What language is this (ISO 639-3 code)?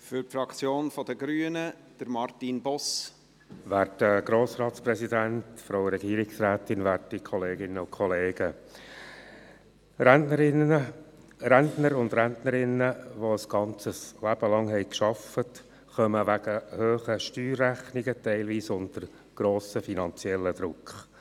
gsw